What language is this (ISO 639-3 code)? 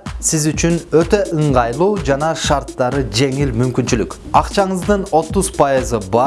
tur